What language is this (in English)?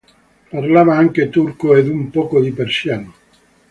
Italian